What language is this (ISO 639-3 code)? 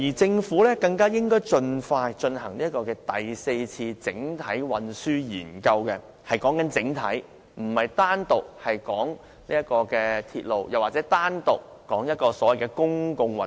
yue